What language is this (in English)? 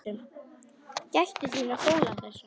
Icelandic